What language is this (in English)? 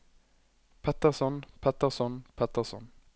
Norwegian